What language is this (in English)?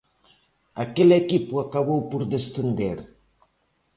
Galician